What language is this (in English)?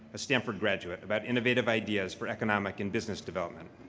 English